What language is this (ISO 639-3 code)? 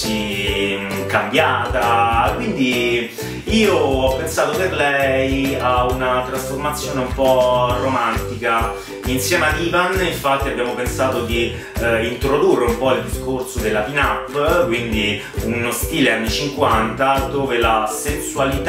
ita